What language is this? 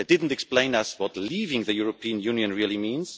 English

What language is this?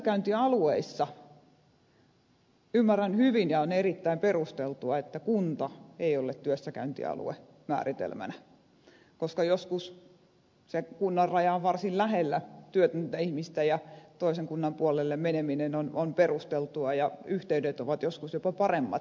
Finnish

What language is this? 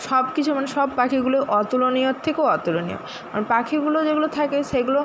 Bangla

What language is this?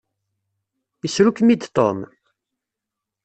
Kabyle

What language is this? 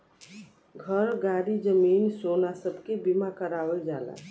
Bhojpuri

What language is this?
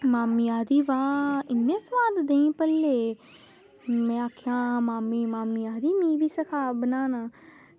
Dogri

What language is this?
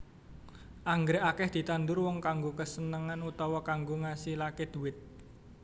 Javanese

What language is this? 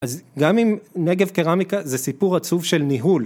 Hebrew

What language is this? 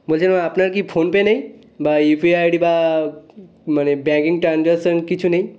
Bangla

